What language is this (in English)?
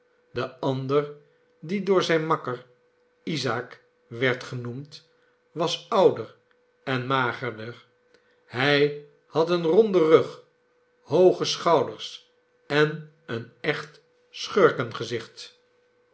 Dutch